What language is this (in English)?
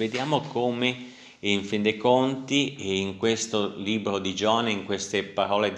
Italian